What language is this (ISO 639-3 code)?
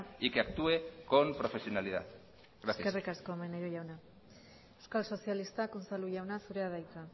eus